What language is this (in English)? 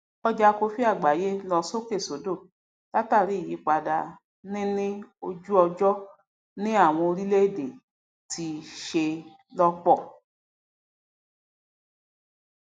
Yoruba